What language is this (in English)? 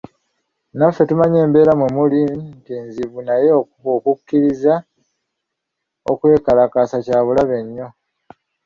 Ganda